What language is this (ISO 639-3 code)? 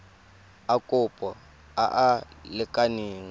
tsn